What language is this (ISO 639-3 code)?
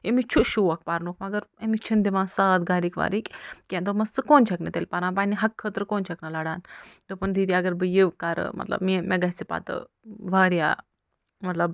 kas